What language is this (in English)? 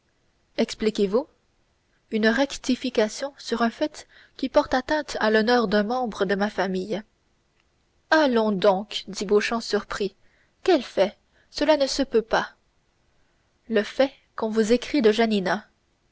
French